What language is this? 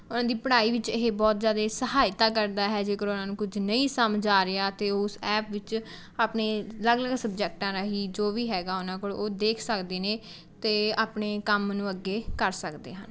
Punjabi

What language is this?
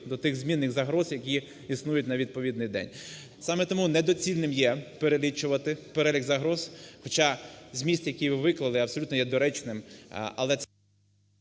Ukrainian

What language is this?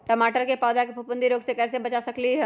Magahi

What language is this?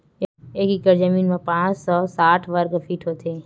Chhattisgarhi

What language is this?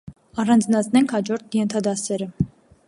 Armenian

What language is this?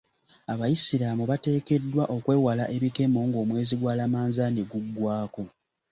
Ganda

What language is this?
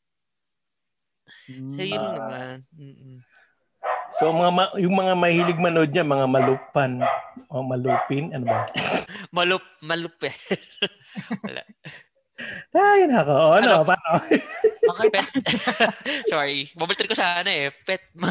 Filipino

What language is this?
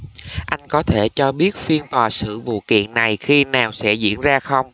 Vietnamese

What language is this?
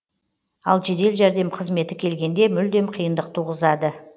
Kazakh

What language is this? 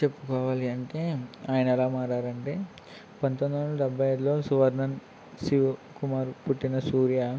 Telugu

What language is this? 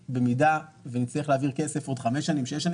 Hebrew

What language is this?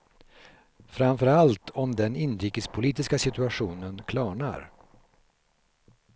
Swedish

